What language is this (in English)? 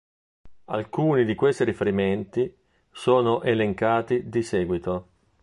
Italian